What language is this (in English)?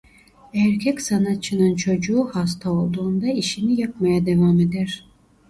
Turkish